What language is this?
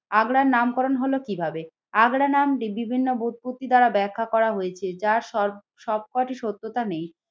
Bangla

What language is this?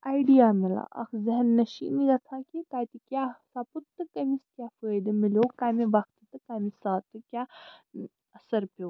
Kashmiri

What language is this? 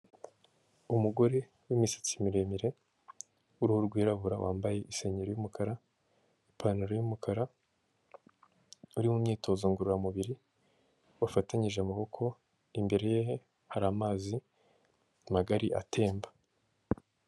Kinyarwanda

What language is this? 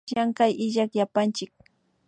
Imbabura Highland Quichua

